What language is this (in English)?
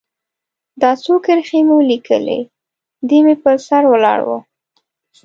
Pashto